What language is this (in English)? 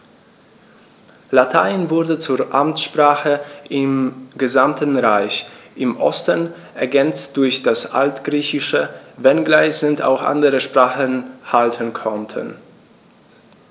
German